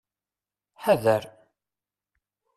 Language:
Kabyle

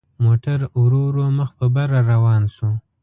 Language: Pashto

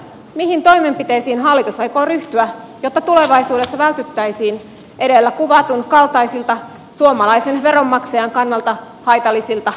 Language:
Finnish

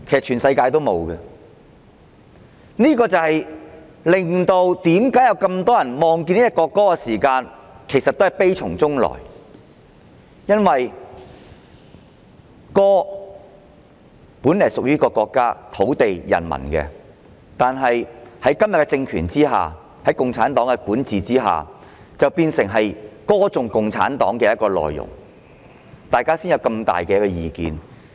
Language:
Cantonese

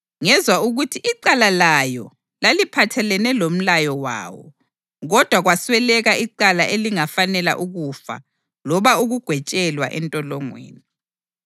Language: North Ndebele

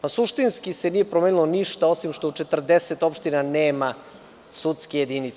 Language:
Serbian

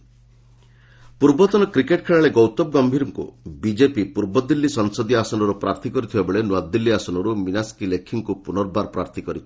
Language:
Odia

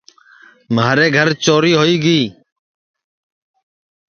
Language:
Sansi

